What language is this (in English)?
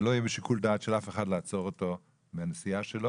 Hebrew